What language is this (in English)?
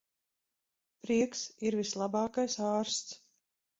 Latvian